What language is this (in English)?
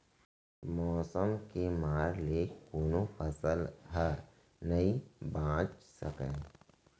Chhattisgarhi